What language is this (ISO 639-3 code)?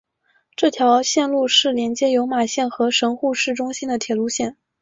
zho